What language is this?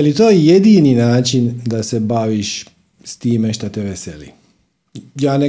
Croatian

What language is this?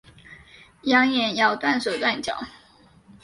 Chinese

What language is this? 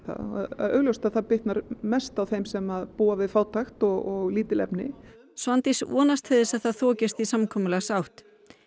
Icelandic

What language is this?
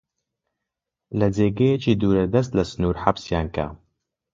Central Kurdish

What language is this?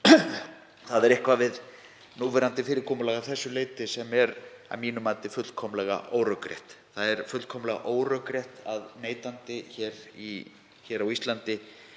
Icelandic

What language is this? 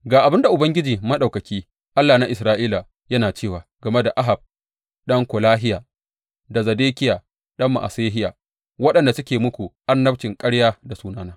Hausa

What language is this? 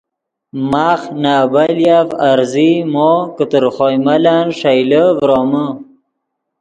Yidgha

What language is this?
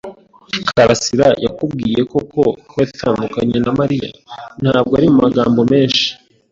Kinyarwanda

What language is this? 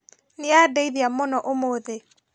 Kikuyu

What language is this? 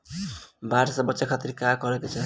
Bhojpuri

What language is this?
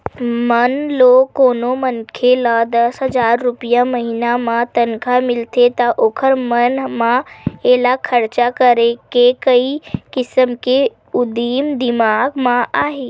Chhattisgarhi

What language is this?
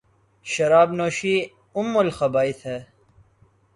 Urdu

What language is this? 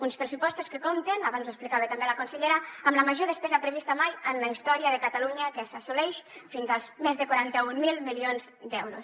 Catalan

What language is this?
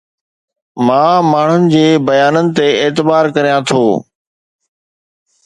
Sindhi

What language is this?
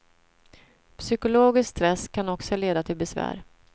Swedish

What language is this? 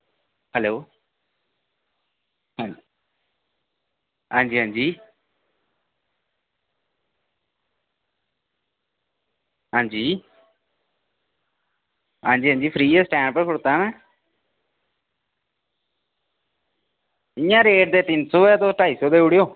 Dogri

